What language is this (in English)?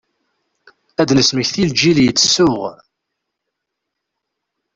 Kabyle